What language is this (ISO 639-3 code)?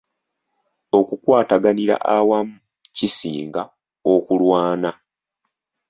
lug